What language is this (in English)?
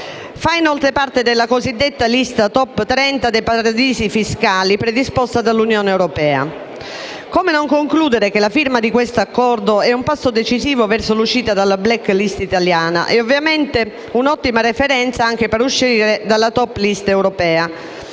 Italian